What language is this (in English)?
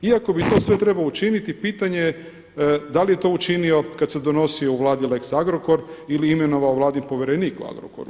Croatian